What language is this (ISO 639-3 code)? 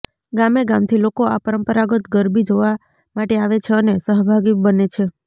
guj